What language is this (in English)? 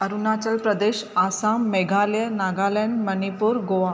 Sindhi